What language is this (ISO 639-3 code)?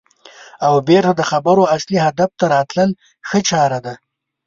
pus